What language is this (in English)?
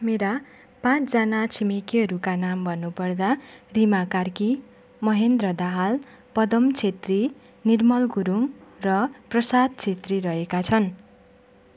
Nepali